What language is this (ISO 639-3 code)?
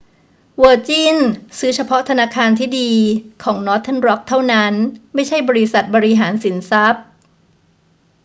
tha